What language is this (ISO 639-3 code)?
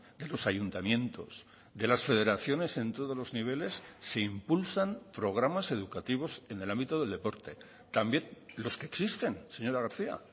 spa